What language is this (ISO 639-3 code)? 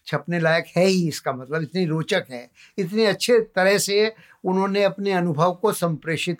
hin